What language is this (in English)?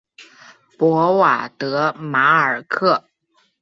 Chinese